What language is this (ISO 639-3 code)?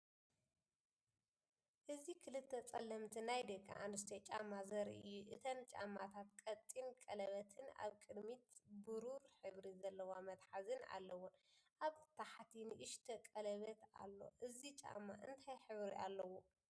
tir